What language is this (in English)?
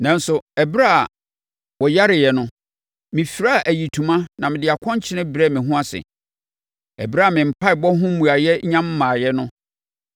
Akan